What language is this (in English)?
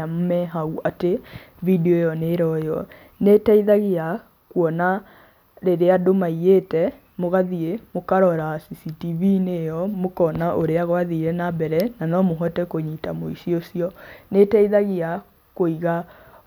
Kikuyu